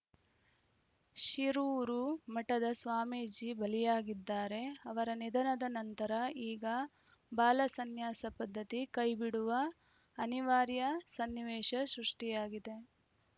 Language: Kannada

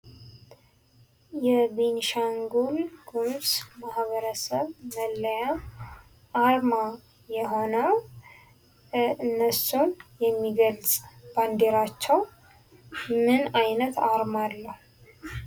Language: Amharic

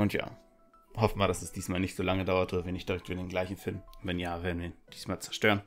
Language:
German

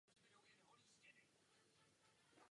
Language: Czech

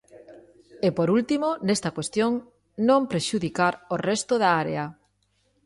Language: Galician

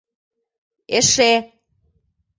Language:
Mari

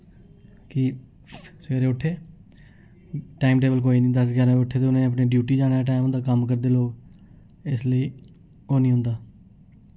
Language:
Dogri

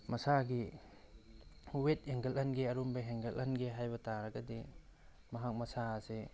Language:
Manipuri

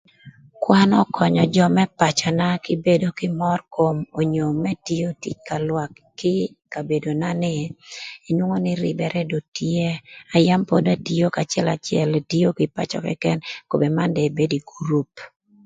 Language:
Thur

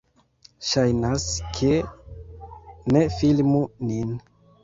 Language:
Esperanto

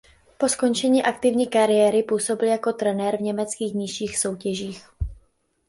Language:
Czech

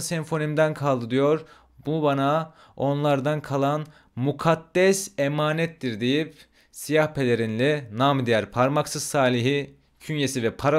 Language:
Turkish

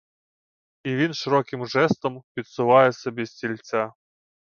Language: Ukrainian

